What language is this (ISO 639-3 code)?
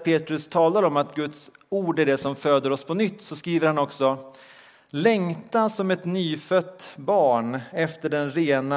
swe